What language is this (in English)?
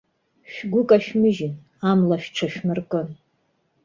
Abkhazian